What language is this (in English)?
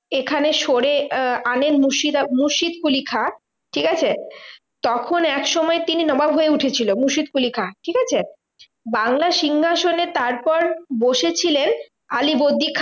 Bangla